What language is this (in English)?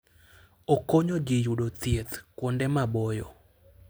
Luo (Kenya and Tanzania)